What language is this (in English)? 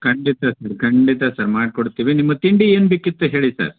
Kannada